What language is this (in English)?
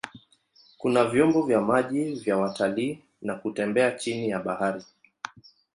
Swahili